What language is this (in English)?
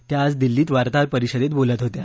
Marathi